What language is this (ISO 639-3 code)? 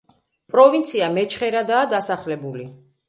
kat